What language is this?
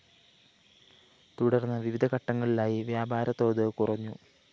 Malayalam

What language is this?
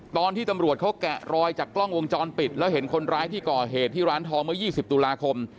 Thai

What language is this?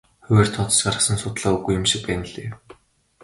Mongolian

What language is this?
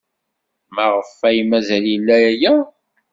Kabyle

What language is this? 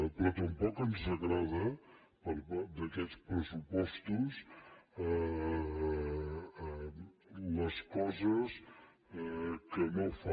Catalan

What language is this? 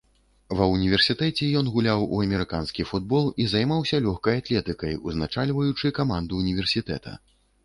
Belarusian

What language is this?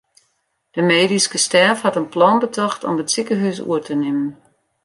Western Frisian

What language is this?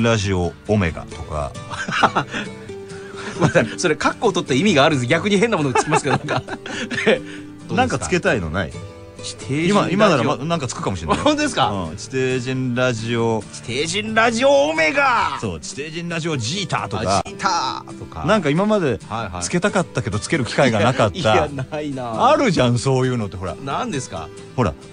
Japanese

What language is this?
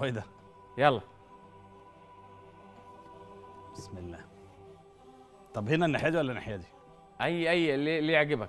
Arabic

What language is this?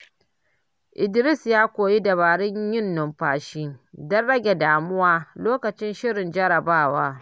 Hausa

